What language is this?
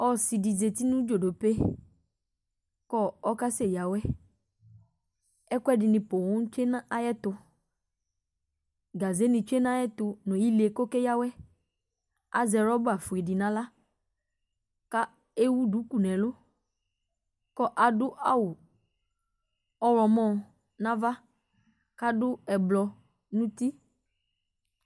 Ikposo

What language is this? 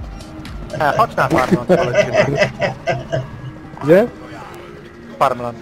Polish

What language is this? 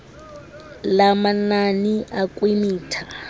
Xhosa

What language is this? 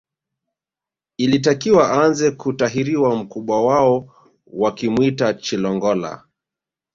Swahili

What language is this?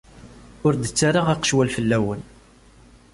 Kabyle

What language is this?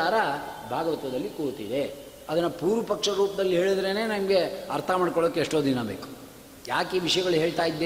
Kannada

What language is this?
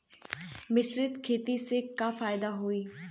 Bhojpuri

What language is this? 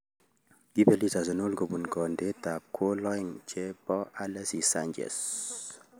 Kalenjin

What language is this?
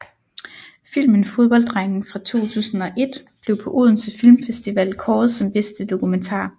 Danish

